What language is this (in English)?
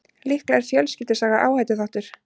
Icelandic